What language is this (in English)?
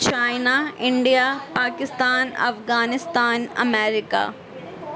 Urdu